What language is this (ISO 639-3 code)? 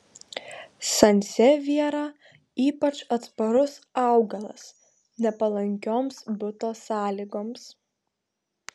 lit